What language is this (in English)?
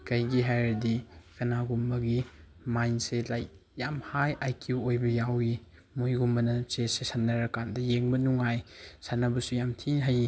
Manipuri